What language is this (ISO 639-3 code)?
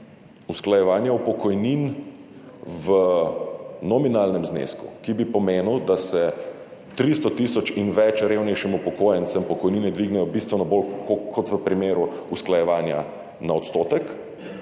slv